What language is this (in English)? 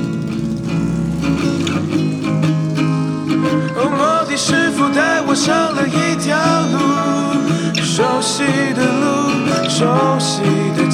Chinese